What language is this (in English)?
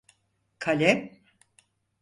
Turkish